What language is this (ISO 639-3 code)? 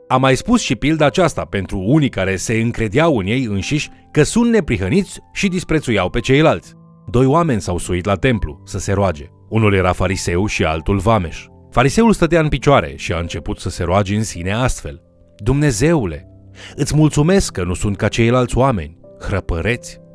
ron